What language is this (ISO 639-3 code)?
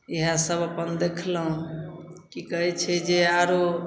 mai